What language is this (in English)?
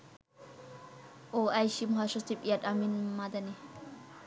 Bangla